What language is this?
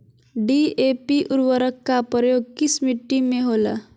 Magahi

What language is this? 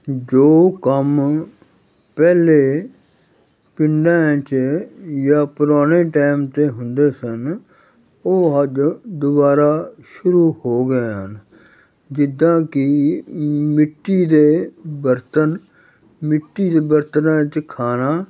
Punjabi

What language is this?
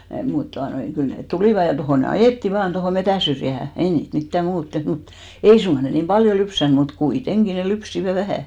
Finnish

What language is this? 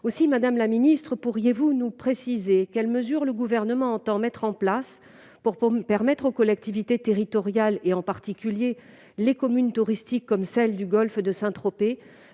French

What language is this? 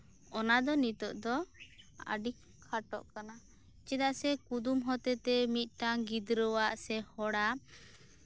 Santali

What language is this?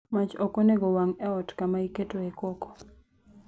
Luo (Kenya and Tanzania)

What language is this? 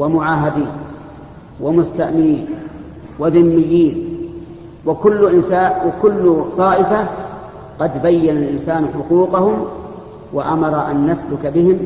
Arabic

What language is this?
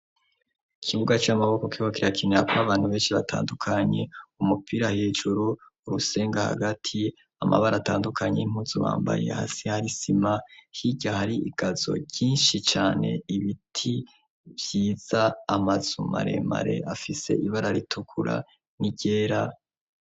Rundi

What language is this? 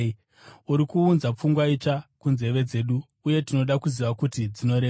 Shona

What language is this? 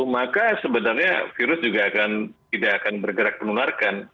Indonesian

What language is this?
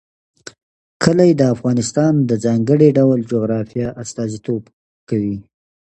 Pashto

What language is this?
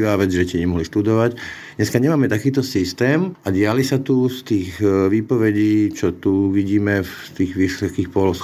Slovak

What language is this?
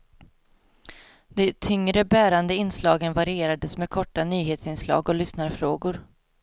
Swedish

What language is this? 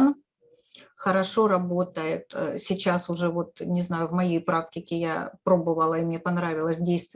Russian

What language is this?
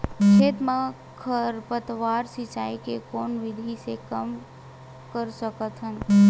Chhattisgarhi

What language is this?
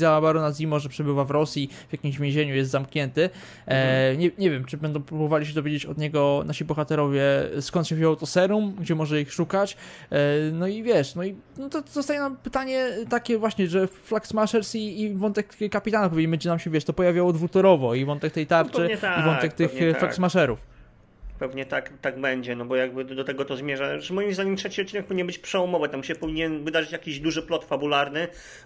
Polish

